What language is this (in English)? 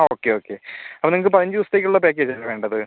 Malayalam